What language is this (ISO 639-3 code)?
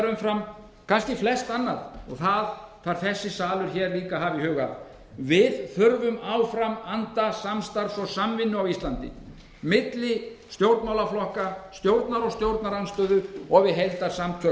isl